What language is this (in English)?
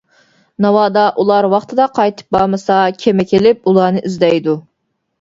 Uyghur